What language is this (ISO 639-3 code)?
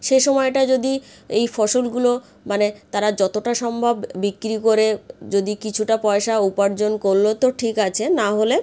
ben